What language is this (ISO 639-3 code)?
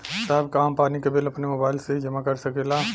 bho